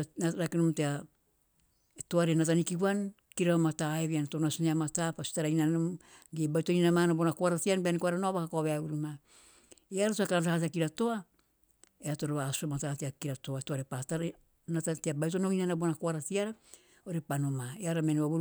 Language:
Teop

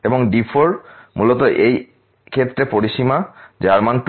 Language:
Bangla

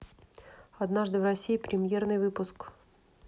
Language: Russian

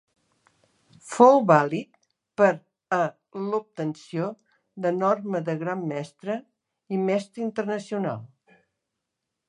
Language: Catalan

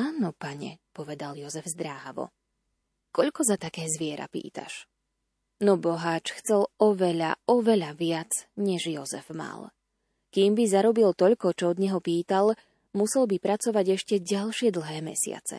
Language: Slovak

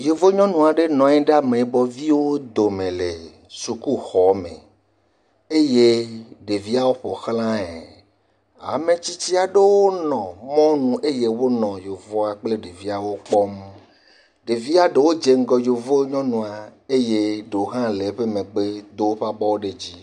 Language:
Ewe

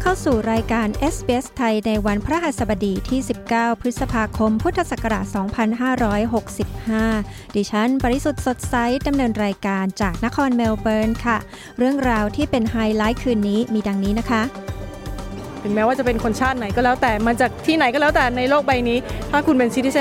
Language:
Thai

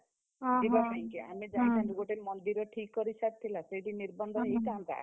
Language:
Odia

